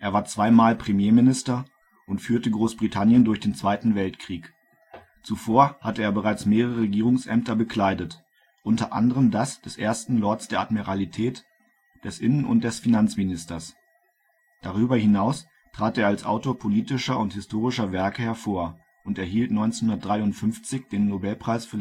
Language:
German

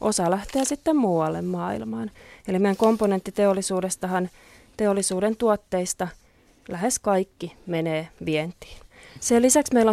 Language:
Finnish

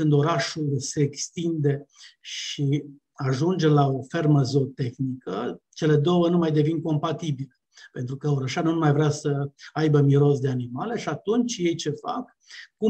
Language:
Romanian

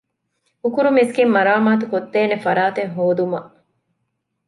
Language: Divehi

